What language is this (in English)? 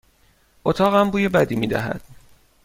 Persian